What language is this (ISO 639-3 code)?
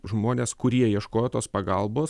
lit